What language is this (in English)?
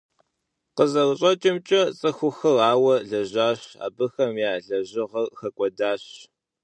Kabardian